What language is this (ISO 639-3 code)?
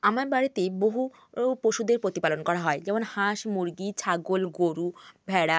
ben